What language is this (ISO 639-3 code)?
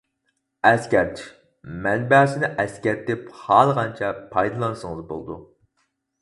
uig